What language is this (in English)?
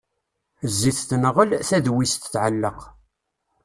Kabyle